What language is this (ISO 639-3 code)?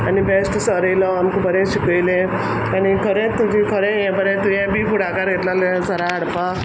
kok